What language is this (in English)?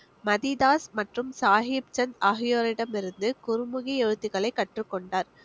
Tamil